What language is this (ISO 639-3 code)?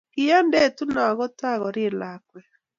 kln